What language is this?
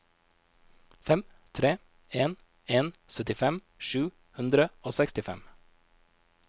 Norwegian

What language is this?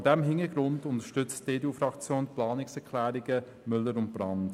Swiss German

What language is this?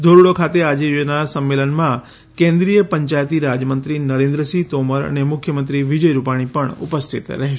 Gujarati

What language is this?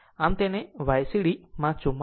Gujarati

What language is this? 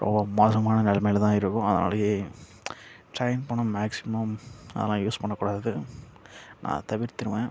Tamil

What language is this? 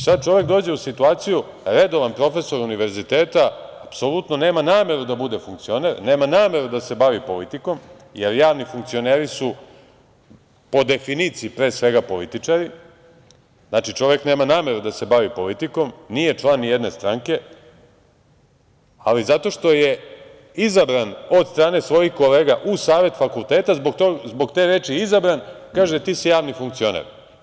Serbian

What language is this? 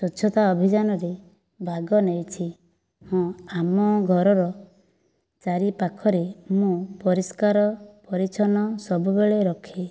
Odia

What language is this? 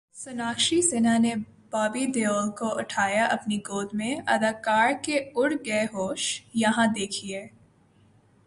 Urdu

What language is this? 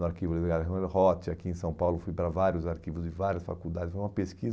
Portuguese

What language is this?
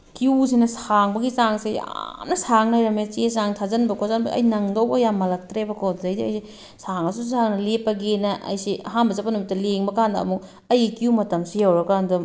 Manipuri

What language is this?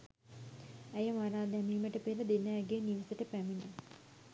Sinhala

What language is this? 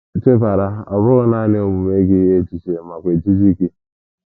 Igbo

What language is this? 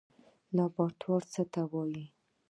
Pashto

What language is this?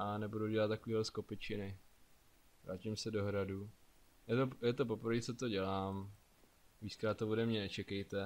Czech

